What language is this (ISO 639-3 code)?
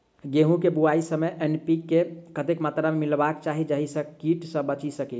mai